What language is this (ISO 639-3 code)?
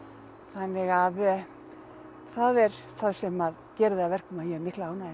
isl